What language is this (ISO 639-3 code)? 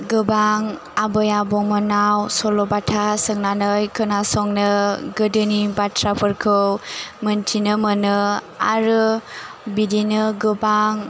brx